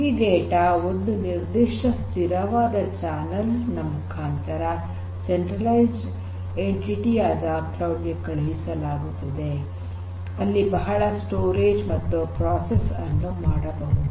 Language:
Kannada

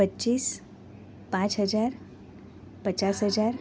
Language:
Gujarati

